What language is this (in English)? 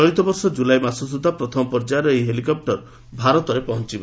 Odia